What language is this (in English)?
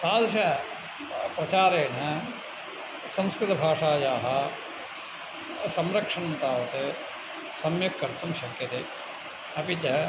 Sanskrit